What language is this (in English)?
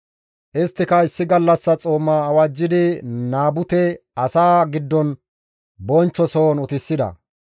Gamo